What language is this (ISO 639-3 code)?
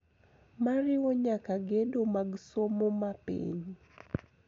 luo